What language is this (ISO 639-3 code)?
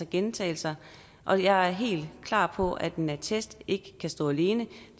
dan